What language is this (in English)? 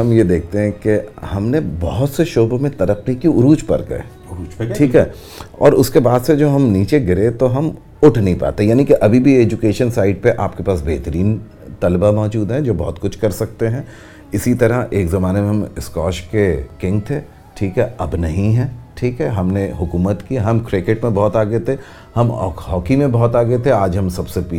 Urdu